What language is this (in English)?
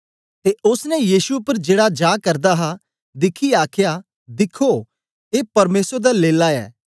Dogri